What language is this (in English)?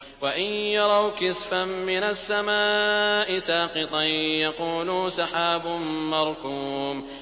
Arabic